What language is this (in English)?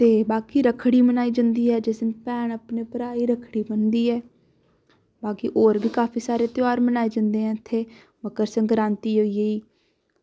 Dogri